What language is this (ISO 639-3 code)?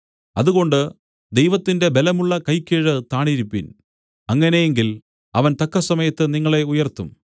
mal